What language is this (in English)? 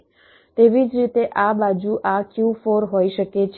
Gujarati